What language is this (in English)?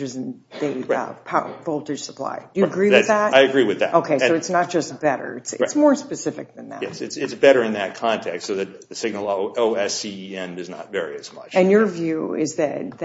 English